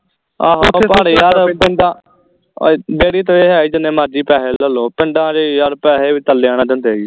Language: Punjabi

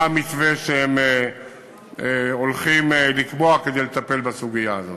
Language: Hebrew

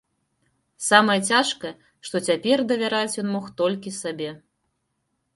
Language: Belarusian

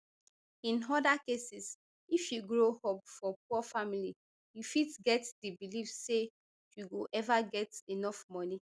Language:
Nigerian Pidgin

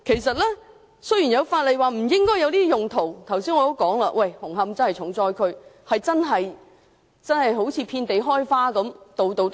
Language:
Cantonese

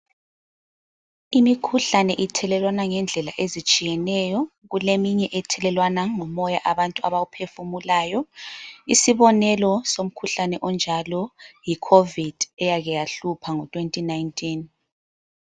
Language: North Ndebele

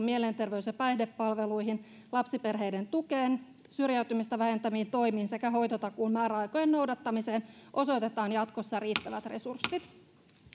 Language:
Finnish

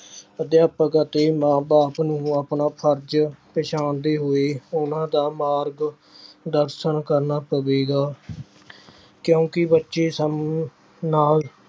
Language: Punjabi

